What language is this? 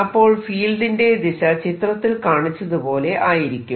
Malayalam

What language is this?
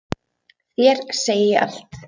Icelandic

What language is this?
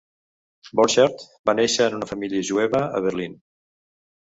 Catalan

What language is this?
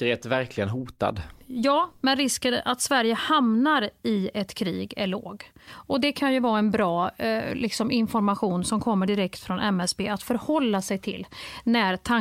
Swedish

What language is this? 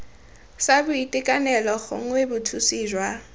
Tswana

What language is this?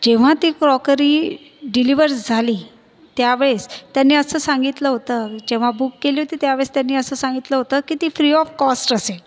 Marathi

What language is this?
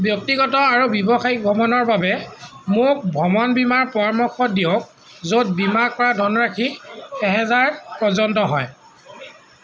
Assamese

